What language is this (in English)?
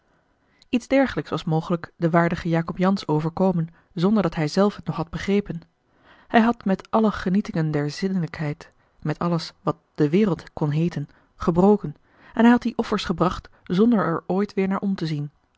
Dutch